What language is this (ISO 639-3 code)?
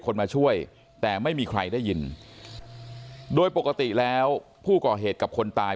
tha